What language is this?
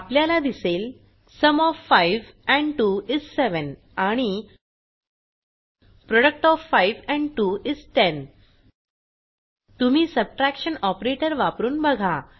Marathi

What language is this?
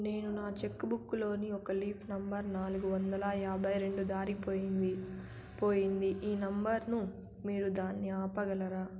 Telugu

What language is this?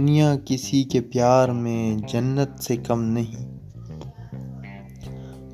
Urdu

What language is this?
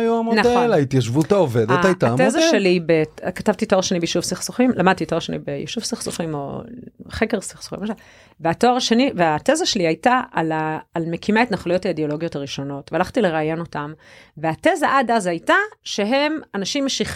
Hebrew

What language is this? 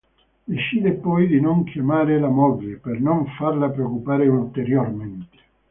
Italian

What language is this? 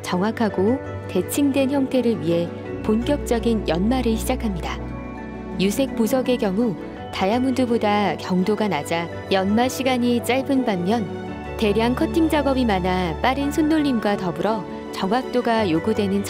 Korean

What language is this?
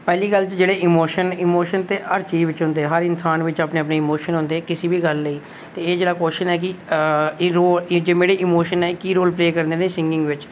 Dogri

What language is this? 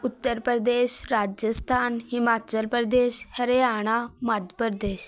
Punjabi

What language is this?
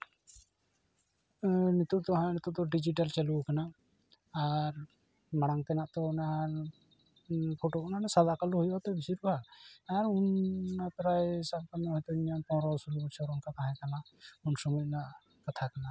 Santali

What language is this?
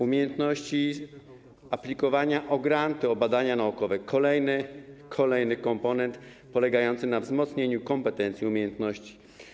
Polish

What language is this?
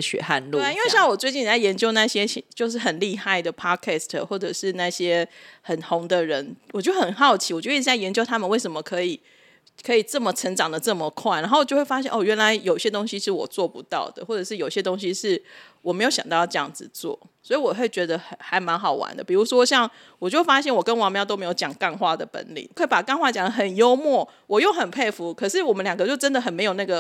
Chinese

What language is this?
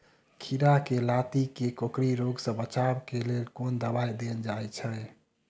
Maithili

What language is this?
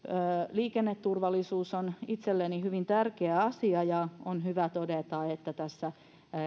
Finnish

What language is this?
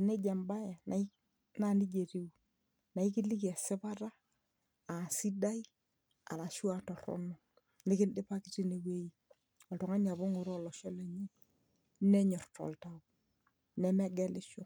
Masai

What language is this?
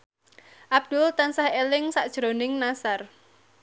Javanese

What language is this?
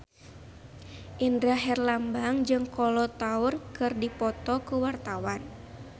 Sundanese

